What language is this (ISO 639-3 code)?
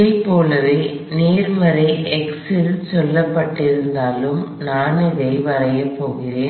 tam